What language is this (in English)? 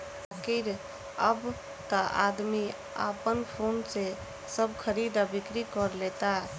Bhojpuri